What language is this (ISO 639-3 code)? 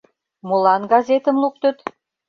chm